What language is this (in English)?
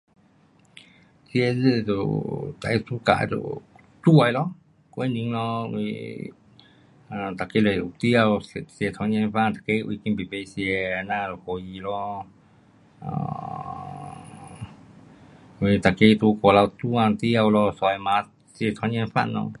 Pu-Xian Chinese